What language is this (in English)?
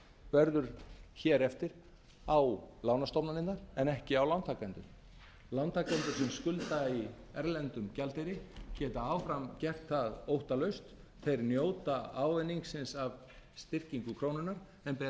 Icelandic